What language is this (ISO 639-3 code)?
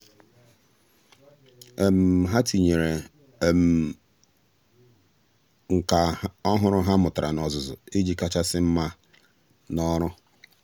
ibo